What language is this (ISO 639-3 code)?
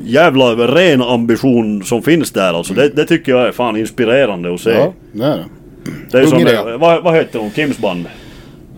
swe